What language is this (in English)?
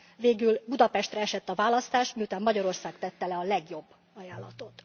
Hungarian